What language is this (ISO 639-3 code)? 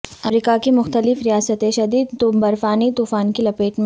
urd